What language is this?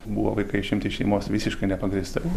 Lithuanian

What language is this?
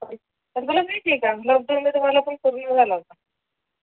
Marathi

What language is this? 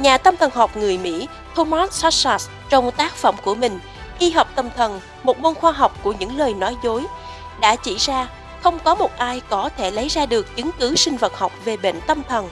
Vietnamese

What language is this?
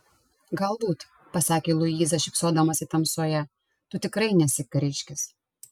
Lithuanian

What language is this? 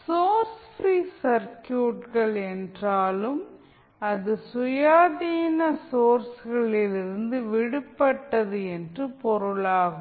Tamil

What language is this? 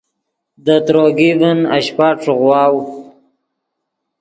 Yidgha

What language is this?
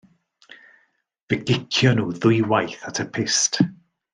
Welsh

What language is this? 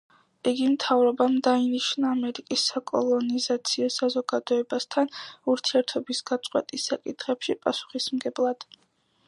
Georgian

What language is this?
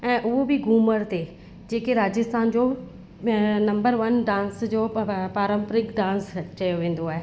Sindhi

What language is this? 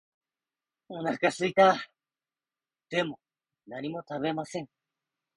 Japanese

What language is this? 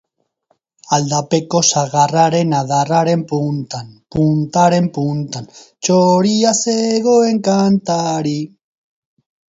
Basque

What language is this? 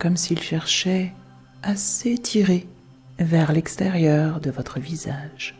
French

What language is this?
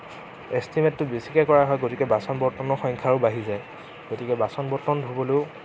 Assamese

